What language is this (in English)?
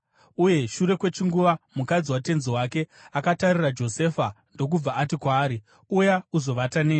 Shona